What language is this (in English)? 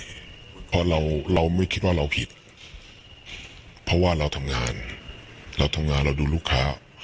Thai